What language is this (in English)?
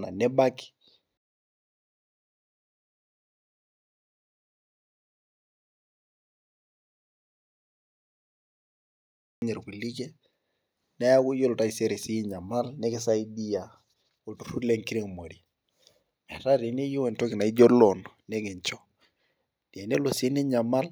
Masai